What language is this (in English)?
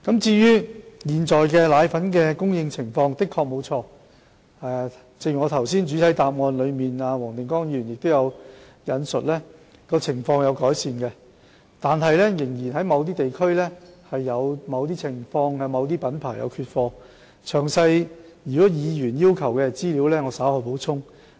Cantonese